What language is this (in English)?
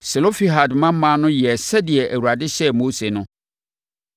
Akan